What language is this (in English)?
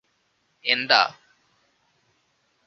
Malayalam